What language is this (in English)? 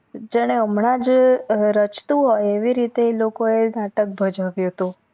Gujarati